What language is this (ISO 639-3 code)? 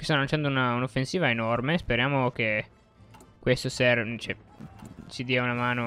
ita